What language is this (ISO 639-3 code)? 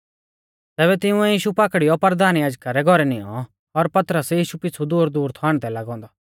bfz